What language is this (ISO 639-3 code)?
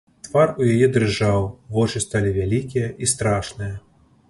bel